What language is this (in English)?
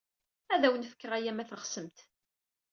Kabyle